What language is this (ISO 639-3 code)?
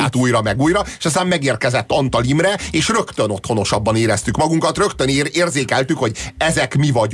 hun